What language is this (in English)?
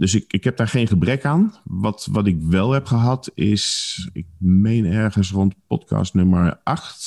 Dutch